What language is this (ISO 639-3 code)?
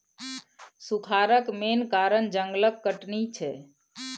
mai